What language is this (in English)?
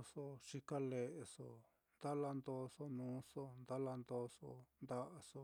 Mitlatongo Mixtec